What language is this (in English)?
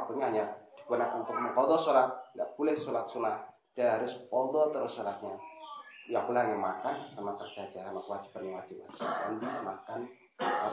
Indonesian